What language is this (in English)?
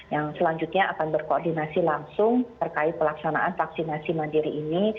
Indonesian